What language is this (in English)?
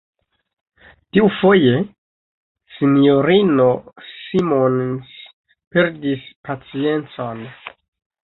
Esperanto